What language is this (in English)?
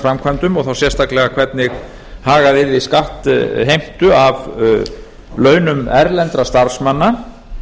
Icelandic